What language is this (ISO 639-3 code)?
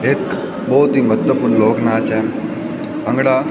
pan